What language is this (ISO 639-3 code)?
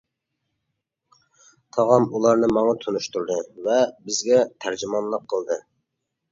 uig